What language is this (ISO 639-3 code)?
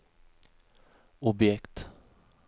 swe